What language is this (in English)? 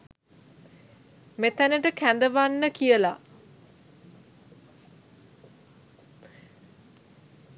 Sinhala